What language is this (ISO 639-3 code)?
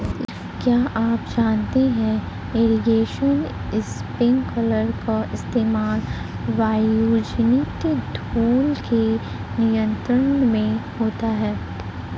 hin